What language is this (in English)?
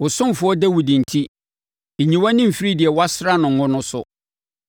Akan